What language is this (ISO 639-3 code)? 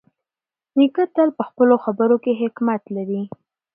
pus